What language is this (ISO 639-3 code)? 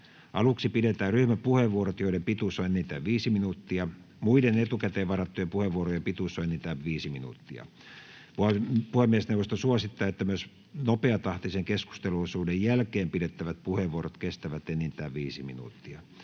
fin